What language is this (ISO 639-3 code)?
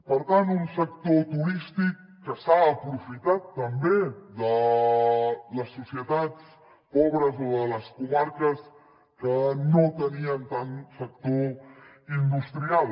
cat